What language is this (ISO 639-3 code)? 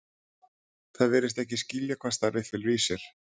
isl